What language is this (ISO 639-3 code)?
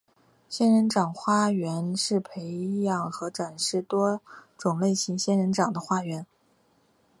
zho